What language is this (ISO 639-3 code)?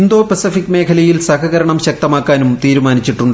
mal